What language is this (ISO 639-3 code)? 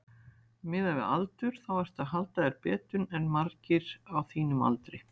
isl